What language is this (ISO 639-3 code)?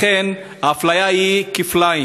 heb